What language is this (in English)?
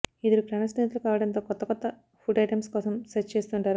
Telugu